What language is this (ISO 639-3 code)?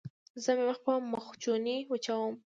pus